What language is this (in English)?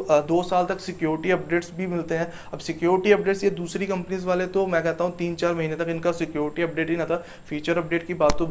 Hindi